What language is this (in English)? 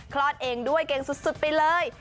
Thai